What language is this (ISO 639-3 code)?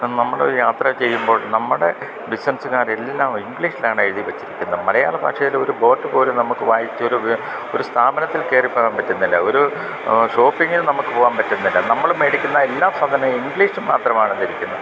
mal